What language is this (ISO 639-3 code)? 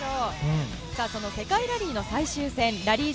jpn